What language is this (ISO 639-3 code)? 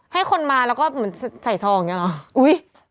tha